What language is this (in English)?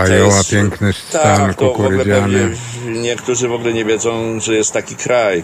Polish